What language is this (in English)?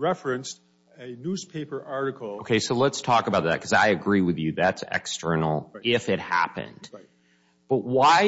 English